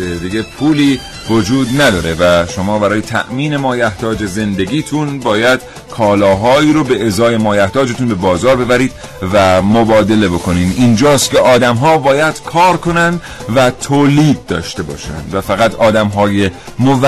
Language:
Persian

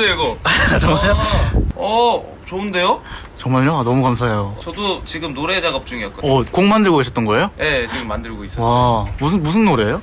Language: Korean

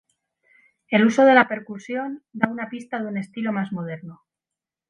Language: Spanish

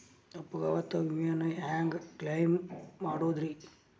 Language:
Kannada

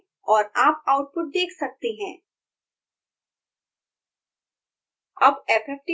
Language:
Hindi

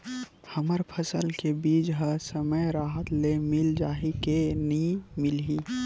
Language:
Chhattisgarhi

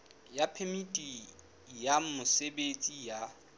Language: Southern Sotho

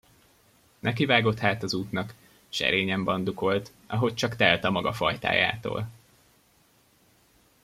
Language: Hungarian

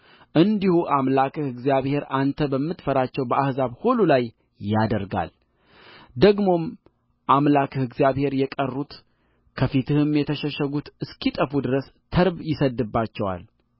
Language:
Amharic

